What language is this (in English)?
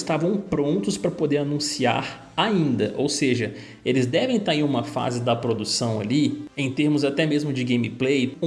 Portuguese